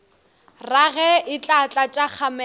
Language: Northern Sotho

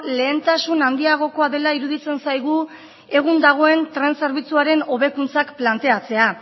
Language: Basque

